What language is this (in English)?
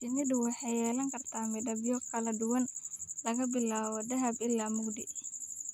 Somali